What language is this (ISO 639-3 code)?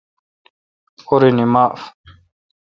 xka